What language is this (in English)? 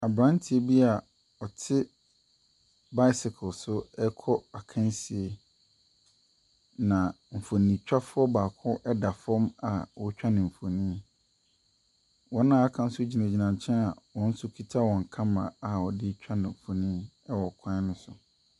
Akan